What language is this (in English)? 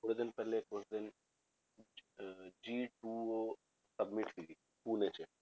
Punjabi